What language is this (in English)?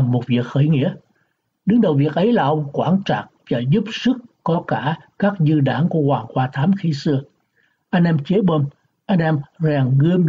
Vietnamese